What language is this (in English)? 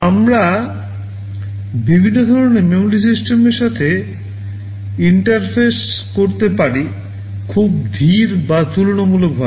Bangla